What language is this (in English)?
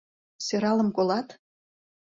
Mari